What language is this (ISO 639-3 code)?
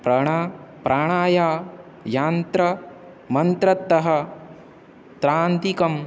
san